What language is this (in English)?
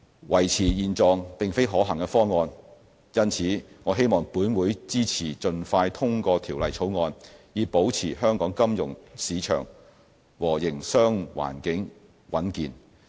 Cantonese